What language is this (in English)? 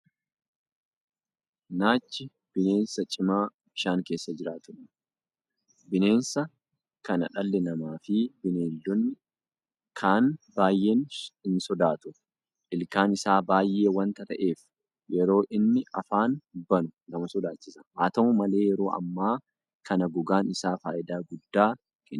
Oromo